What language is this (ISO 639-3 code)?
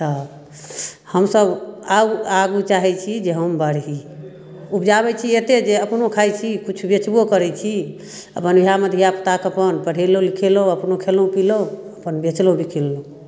mai